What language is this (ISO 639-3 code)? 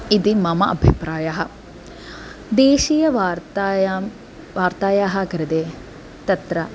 san